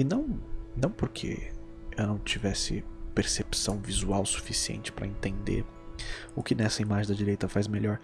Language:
Portuguese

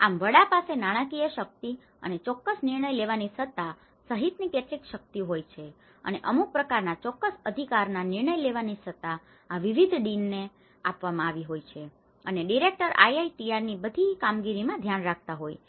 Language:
Gujarati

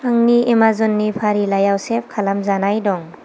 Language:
Bodo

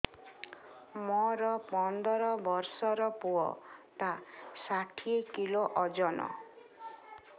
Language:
Odia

